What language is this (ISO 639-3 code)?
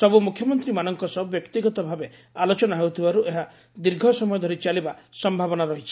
ori